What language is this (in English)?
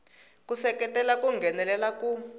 Tsonga